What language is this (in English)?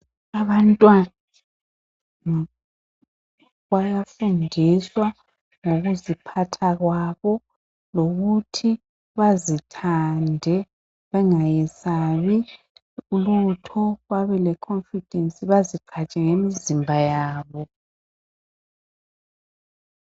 North Ndebele